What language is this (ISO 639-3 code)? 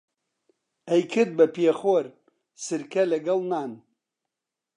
ckb